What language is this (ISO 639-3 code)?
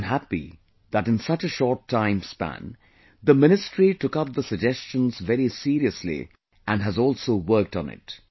eng